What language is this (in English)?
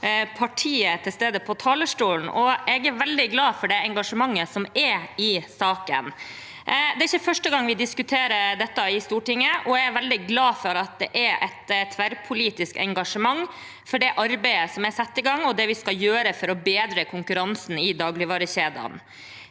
Norwegian